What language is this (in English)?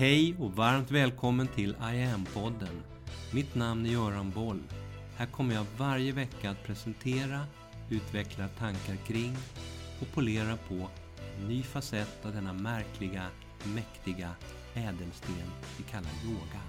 Swedish